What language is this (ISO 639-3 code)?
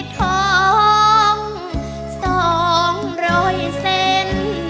tha